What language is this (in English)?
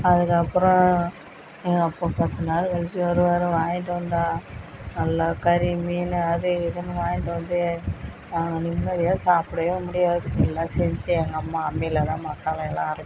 Tamil